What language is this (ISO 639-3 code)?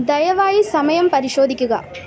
mal